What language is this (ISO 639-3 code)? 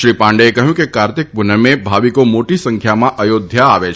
guj